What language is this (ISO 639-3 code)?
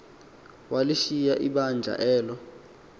xho